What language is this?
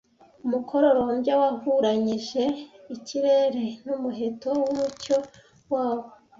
Kinyarwanda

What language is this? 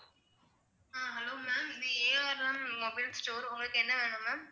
Tamil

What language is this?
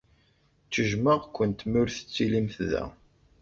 Kabyle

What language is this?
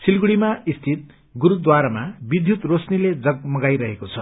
Nepali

